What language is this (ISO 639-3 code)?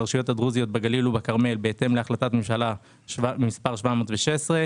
heb